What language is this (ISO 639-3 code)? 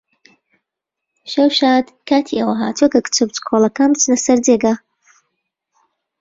ckb